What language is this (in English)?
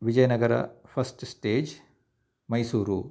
Sanskrit